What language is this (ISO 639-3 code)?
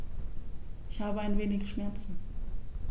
deu